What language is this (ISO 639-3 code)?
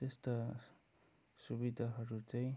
nep